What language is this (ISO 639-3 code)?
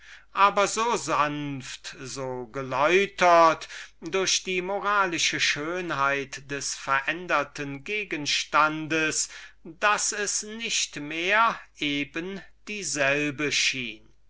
deu